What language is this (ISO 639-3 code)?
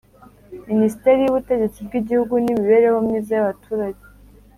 kin